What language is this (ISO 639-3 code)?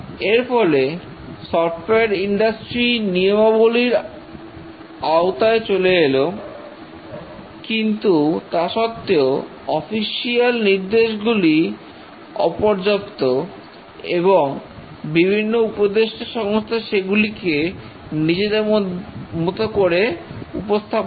ben